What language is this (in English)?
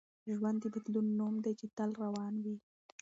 Pashto